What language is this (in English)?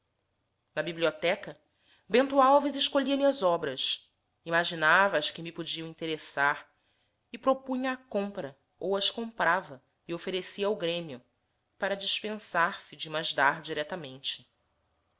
Portuguese